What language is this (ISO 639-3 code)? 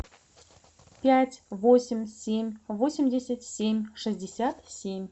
rus